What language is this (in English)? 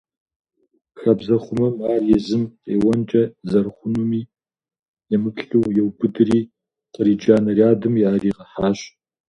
Kabardian